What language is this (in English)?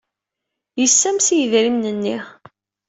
Kabyle